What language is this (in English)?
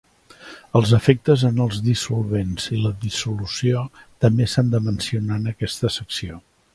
Catalan